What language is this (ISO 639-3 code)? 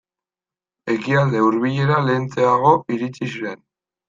eus